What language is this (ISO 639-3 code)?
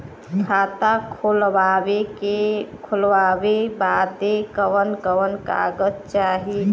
bho